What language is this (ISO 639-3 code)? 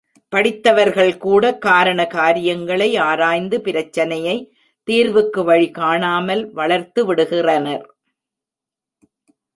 tam